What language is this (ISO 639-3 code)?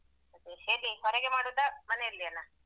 kan